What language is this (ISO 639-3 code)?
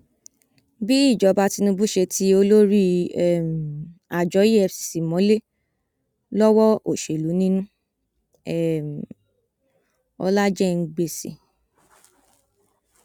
yor